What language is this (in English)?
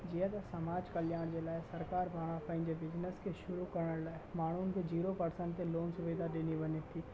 Sindhi